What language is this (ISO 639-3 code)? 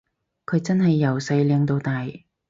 yue